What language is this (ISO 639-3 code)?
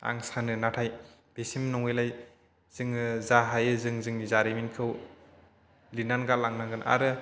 brx